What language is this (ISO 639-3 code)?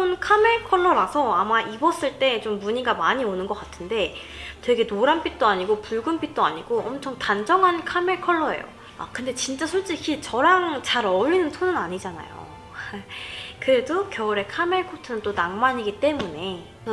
kor